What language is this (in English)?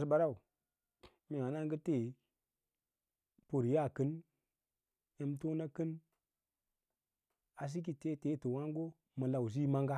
Lala-Roba